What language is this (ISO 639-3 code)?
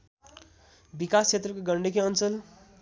nep